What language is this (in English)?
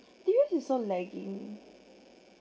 English